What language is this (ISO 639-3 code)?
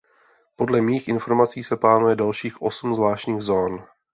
ces